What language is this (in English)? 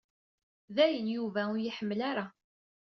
Kabyle